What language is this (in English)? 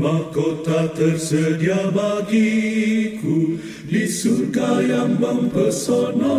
Indonesian